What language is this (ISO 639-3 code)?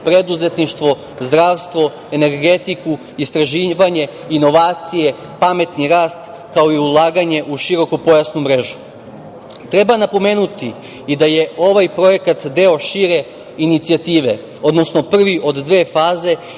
srp